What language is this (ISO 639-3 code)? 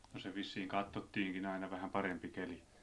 fin